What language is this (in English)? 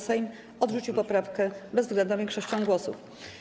Polish